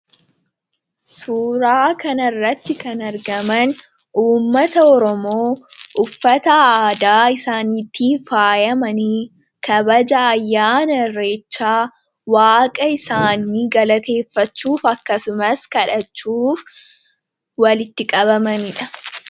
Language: Oromo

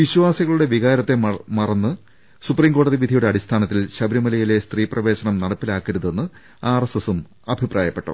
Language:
Malayalam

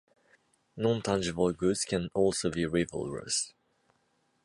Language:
English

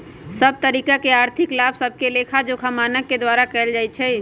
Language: Magahi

